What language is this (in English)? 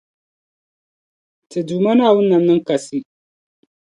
Dagbani